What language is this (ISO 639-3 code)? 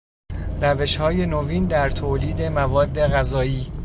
fas